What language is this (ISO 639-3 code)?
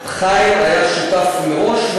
heb